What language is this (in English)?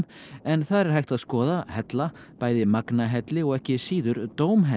Icelandic